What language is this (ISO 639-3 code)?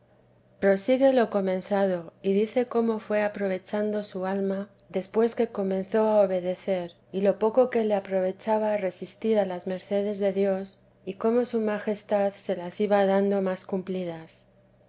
spa